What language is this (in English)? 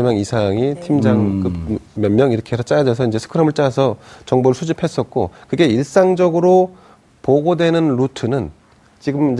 Korean